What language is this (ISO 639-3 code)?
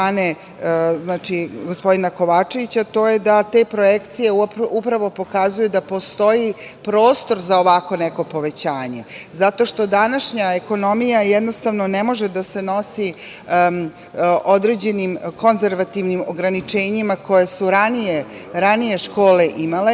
srp